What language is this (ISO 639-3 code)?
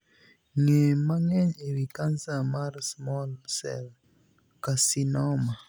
luo